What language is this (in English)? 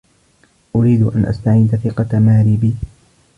Arabic